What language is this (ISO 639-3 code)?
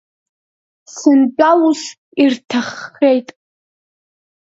abk